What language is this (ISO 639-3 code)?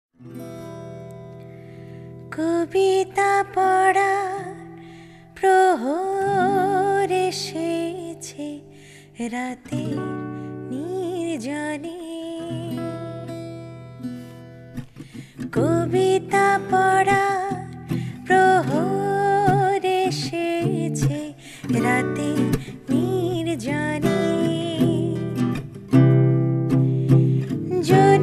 kor